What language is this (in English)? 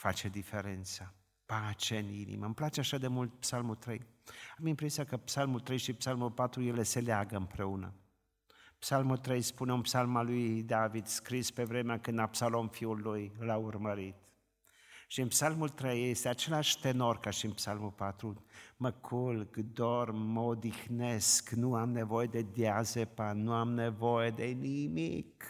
Romanian